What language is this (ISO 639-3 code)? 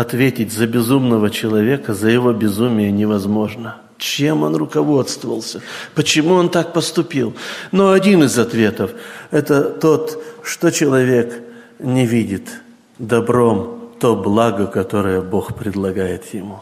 rus